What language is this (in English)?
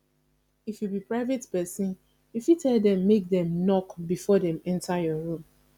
Nigerian Pidgin